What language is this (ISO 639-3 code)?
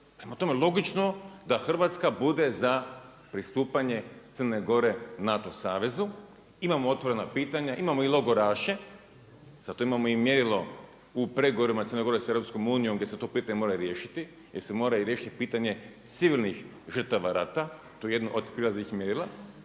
hrv